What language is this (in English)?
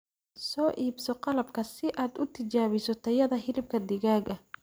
Somali